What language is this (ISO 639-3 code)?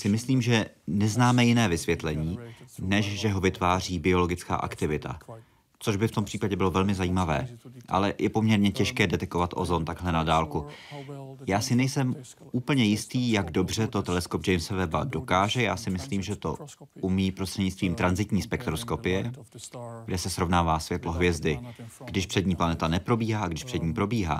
ces